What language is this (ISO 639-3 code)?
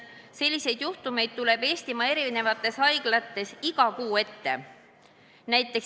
est